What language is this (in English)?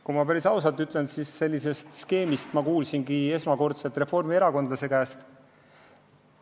Estonian